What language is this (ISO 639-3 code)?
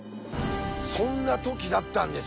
jpn